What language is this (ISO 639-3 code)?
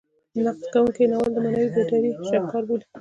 pus